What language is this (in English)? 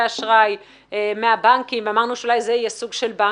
Hebrew